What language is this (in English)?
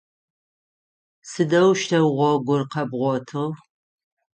Adyghe